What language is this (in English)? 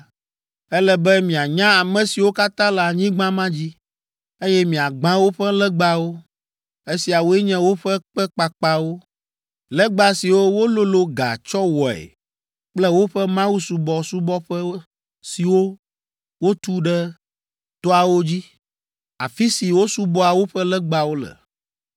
Ewe